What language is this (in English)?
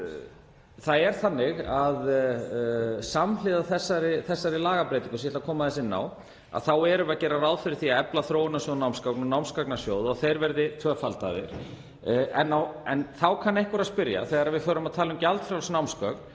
Icelandic